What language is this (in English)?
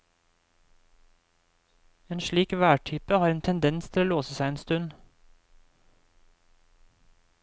Norwegian